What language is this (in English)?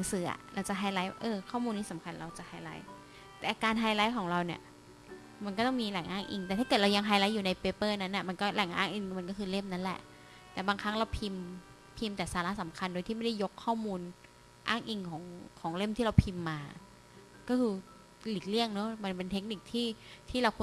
Thai